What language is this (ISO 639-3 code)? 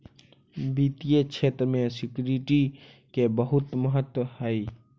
mag